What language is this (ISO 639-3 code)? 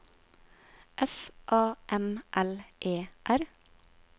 nor